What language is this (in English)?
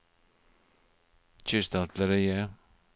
Norwegian